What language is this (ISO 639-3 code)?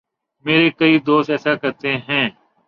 urd